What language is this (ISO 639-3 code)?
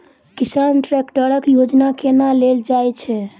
mai